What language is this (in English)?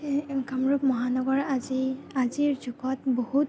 Assamese